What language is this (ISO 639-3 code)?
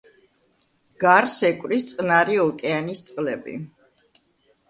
kat